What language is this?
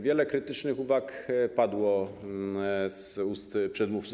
Polish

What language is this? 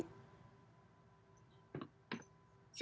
Indonesian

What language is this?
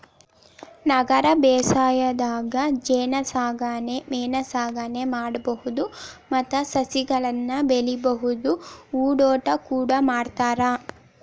Kannada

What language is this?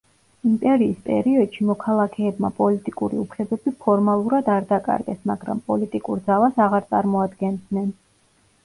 Georgian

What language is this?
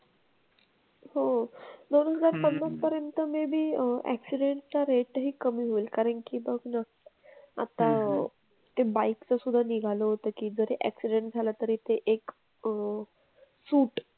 Marathi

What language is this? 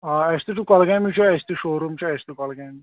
Kashmiri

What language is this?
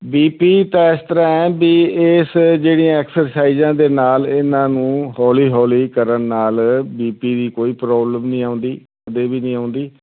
Punjabi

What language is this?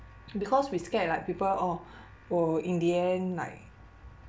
English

